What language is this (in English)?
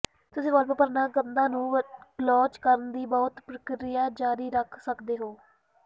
Punjabi